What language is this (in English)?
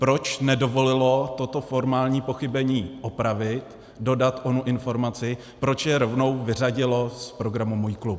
Czech